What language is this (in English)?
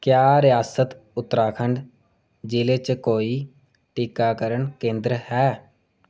Dogri